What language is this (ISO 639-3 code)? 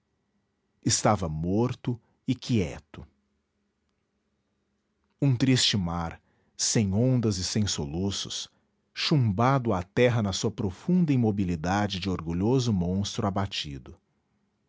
por